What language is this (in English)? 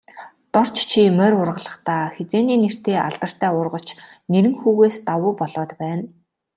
Mongolian